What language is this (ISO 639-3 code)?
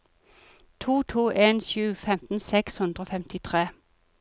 nor